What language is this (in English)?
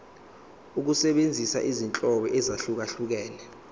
Zulu